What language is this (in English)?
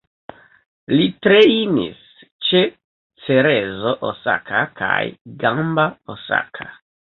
Esperanto